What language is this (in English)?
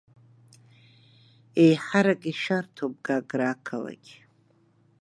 Abkhazian